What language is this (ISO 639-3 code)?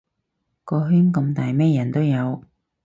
yue